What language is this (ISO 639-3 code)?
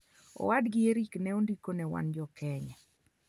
luo